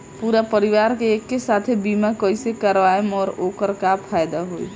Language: Bhojpuri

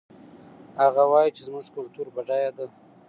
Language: Pashto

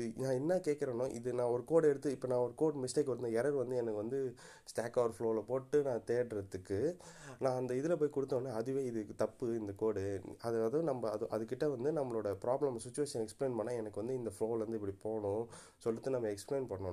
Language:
Tamil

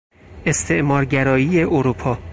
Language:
Persian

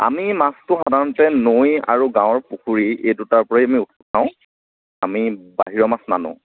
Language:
Assamese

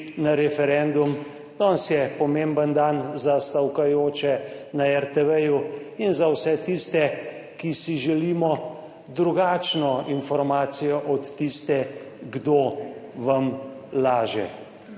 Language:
Slovenian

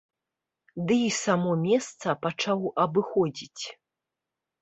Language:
Belarusian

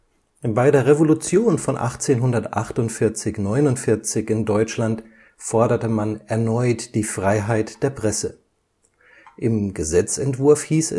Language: German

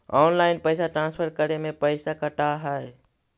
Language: Magahi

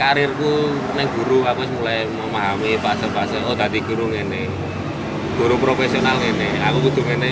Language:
Indonesian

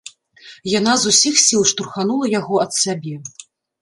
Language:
Belarusian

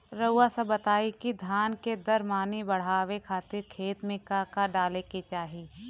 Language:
Bhojpuri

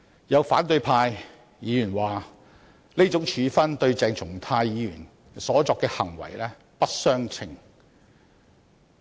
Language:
Cantonese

